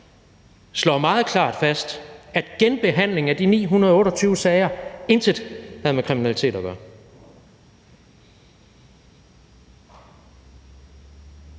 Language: Danish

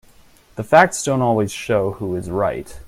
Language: English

